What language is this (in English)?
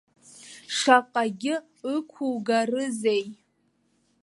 Abkhazian